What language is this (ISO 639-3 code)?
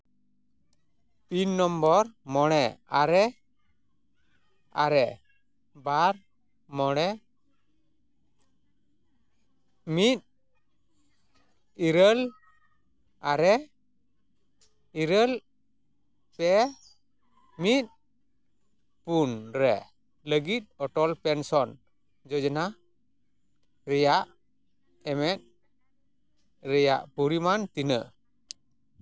sat